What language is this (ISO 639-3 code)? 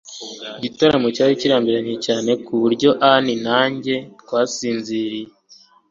kin